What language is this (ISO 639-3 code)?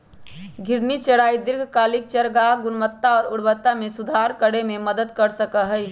mag